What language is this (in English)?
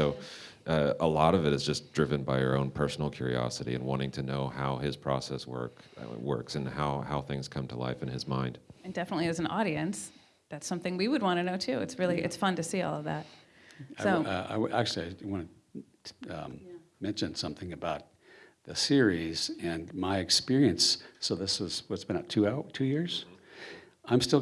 English